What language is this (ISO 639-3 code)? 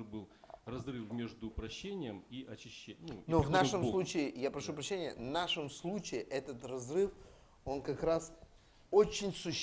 rus